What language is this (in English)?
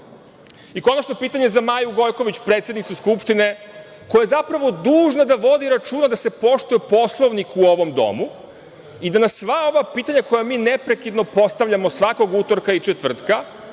Serbian